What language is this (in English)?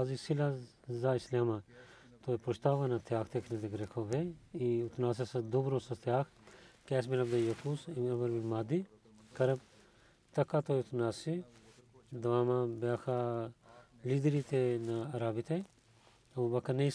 Bulgarian